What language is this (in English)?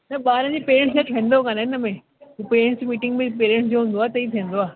Sindhi